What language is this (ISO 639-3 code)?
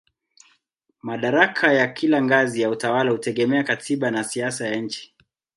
swa